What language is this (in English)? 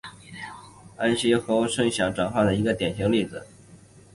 Chinese